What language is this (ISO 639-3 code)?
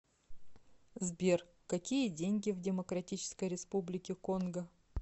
rus